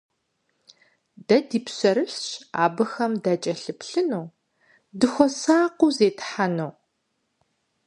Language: Kabardian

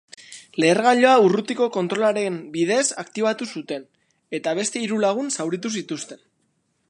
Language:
Basque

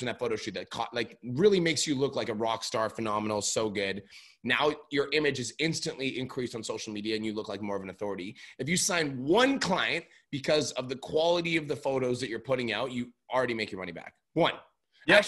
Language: English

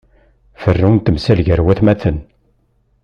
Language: Kabyle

